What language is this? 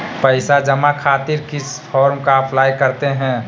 Magahi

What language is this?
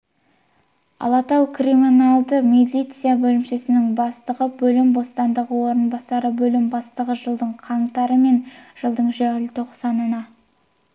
Kazakh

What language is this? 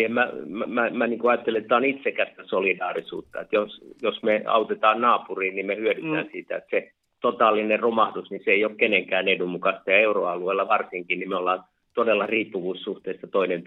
Finnish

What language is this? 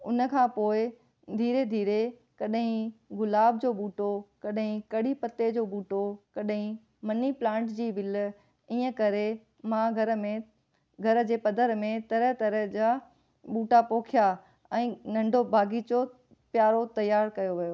Sindhi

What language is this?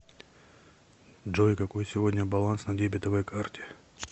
Russian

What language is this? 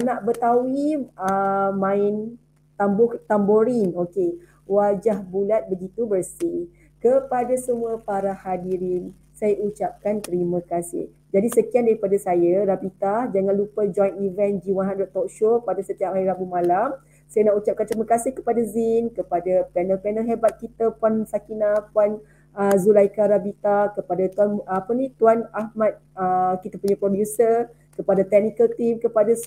Malay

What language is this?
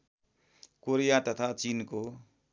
Nepali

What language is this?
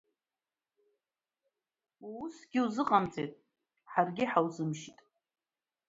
Abkhazian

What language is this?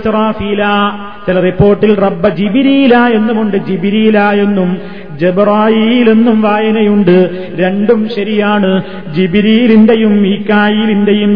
Malayalam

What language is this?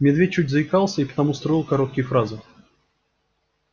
Russian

